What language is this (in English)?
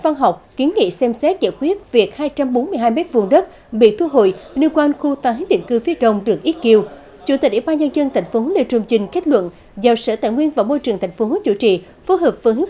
Vietnamese